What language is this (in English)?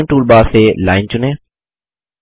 Hindi